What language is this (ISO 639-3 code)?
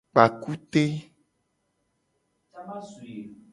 gej